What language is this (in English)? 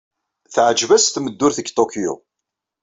Kabyle